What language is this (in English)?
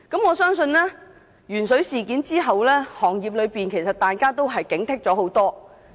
Cantonese